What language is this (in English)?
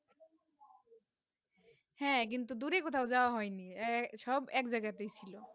Bangla